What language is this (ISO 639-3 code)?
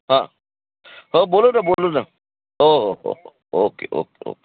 mar